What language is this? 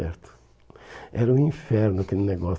Portuguese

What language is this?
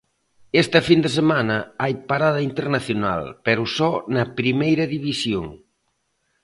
Galician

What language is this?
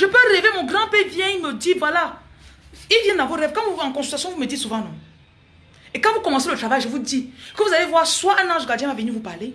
French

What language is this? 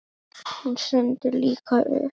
Icelandic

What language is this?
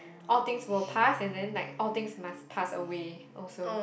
English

